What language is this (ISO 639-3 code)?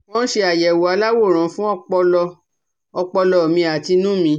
yor